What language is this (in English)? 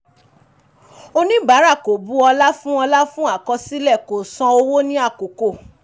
Yoruba